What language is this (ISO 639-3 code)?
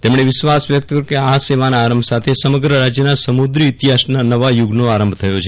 guj